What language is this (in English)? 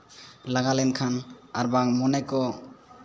Santali